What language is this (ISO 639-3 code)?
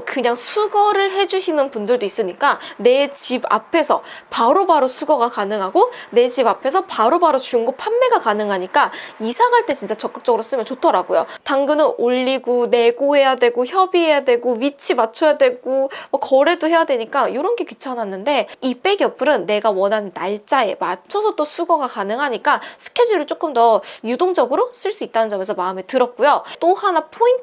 kor